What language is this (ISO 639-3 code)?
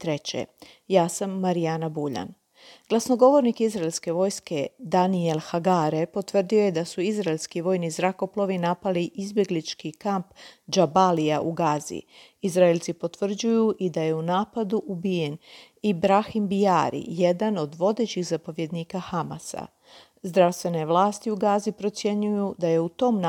hrv